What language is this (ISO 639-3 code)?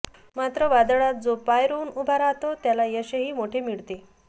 mar